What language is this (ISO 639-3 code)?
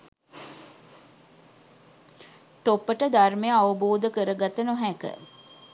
sin